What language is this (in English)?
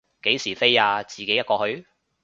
Cantonese